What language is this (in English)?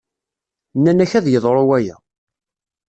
Kabyle